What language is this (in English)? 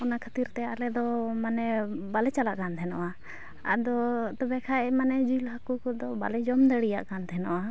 Santali